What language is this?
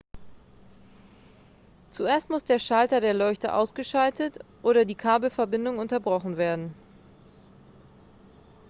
German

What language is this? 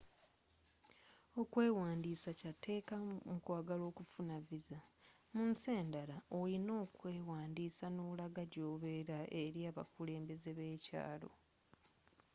Ganda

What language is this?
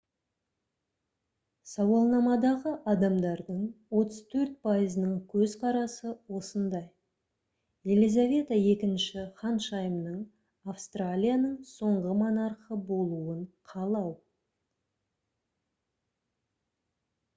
Kazakh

